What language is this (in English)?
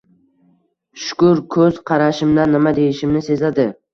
Uzbek